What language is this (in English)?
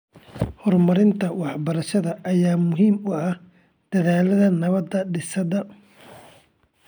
Somali